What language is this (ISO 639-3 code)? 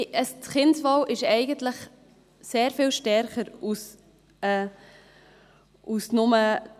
gsw